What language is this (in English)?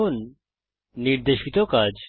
Bangla